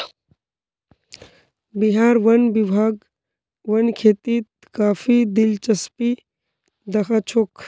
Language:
Magahi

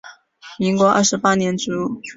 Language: Chinese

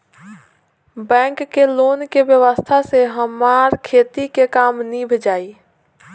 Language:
Bhojpuri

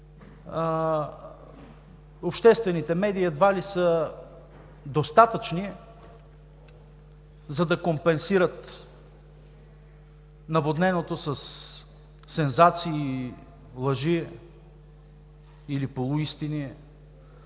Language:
Bulgarian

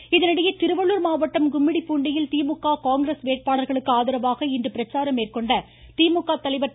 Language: Tamil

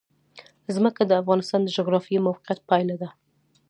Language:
Pashto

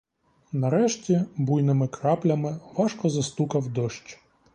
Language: Ukrainian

